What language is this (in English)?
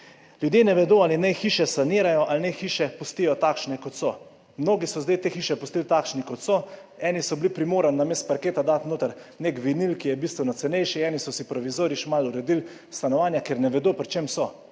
Slovenian